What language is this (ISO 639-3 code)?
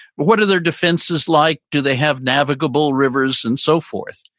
eng